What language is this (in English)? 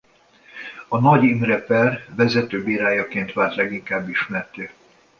Hungarian